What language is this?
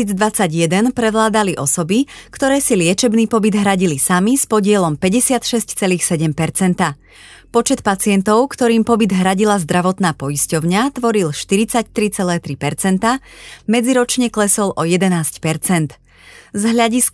Slovak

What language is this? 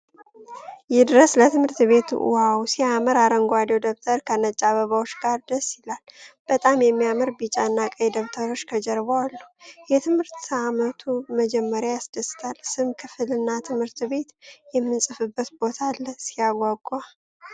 Amharic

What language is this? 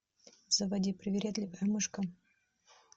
Russian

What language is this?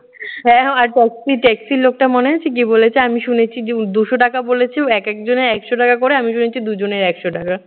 Bangla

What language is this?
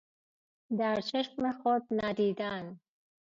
Persian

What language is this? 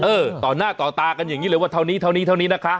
Thai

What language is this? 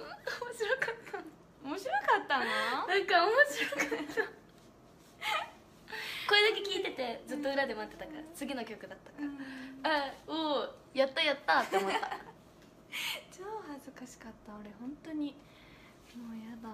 Japanese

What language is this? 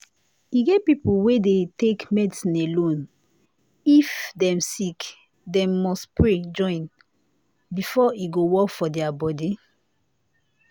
Nigerian Pidgin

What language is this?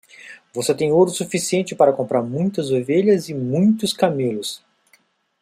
Portuguese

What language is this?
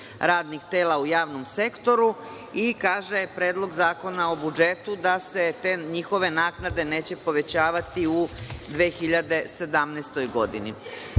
Serbian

